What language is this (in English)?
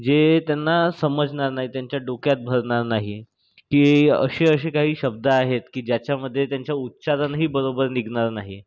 Marathi